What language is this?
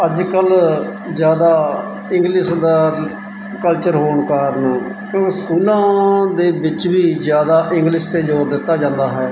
Punjabi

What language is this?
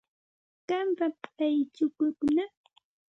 Santa Ana de Tusi Pasco Quechua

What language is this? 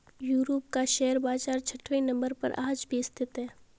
Hindi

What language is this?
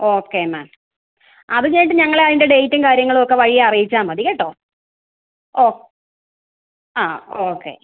Malayalam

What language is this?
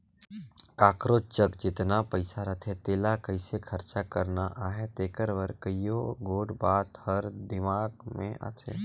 Chhattisgarhi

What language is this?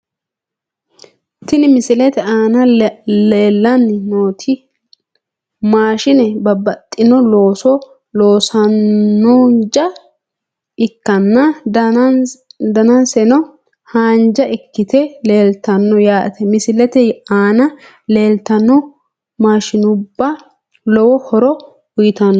Sidamo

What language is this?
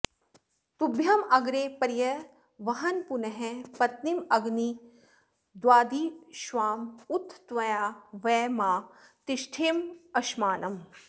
Sanskrit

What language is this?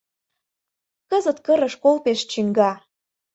Mari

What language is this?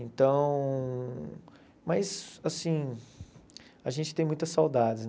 Portuguese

